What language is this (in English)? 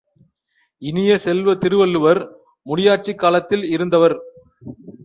Tamil